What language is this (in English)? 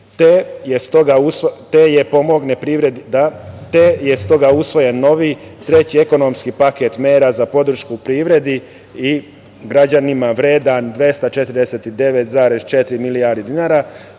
Serbian